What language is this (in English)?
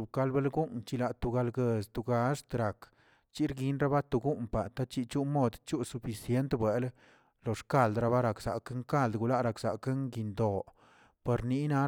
Tilquiapan Zapotec